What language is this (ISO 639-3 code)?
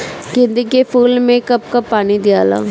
bho